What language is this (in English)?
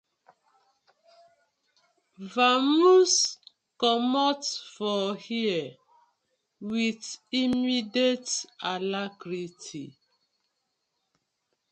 Nigerian Pidgin